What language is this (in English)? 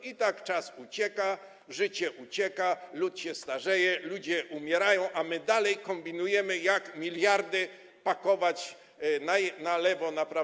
Polish